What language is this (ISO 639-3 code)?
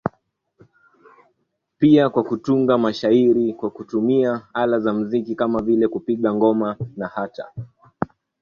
swa